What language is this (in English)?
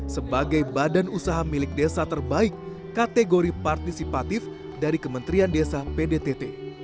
Indonesian